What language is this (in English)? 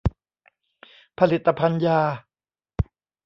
Thai